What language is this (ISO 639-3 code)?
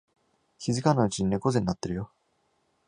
jpn